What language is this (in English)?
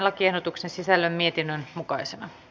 Finnish